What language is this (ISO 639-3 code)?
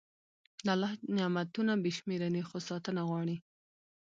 pus